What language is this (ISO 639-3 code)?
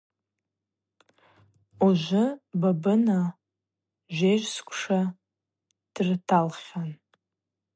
abq